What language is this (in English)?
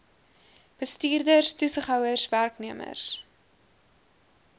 Afrikaans